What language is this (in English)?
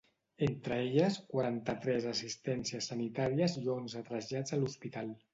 Catalan